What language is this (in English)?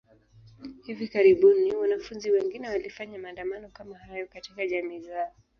Swahili